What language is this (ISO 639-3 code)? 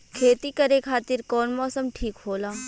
bho